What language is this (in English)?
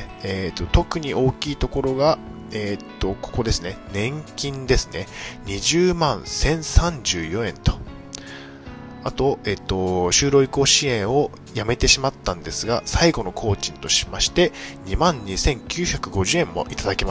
Japanese